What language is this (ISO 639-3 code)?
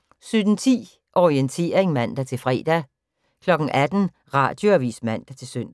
dan